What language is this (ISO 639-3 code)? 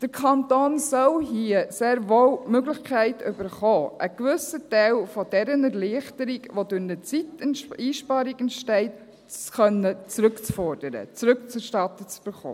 gsw